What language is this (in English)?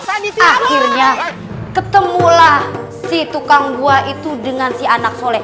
Indonesian